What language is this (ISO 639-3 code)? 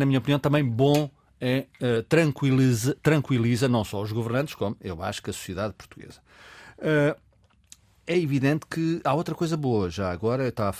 por